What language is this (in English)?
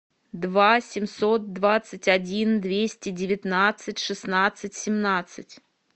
Russian